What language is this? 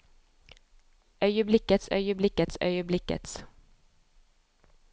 Norwegian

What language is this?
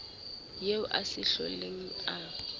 Southern Sotho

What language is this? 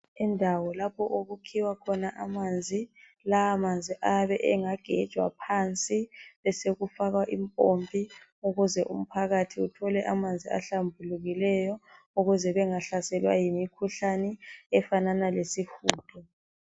North Ndebele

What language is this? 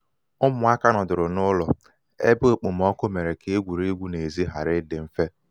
Igbo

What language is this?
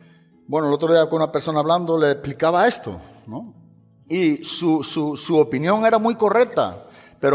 Spanish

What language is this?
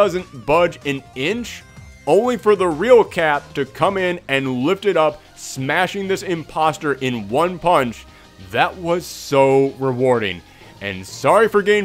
English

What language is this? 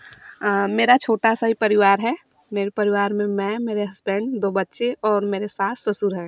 Hindi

